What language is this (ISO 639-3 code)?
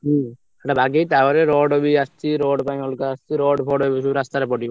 ori